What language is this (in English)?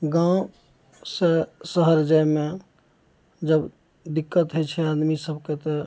Maithili